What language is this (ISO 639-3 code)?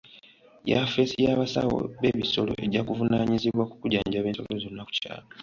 lug